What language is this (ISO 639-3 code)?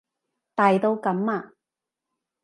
yue